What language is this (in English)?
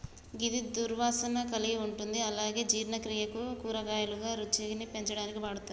Telugu